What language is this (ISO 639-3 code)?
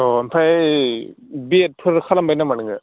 brx